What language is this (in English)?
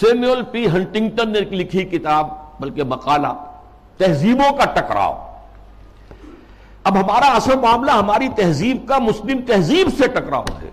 Urdu